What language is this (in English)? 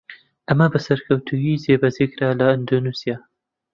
Central Kurdish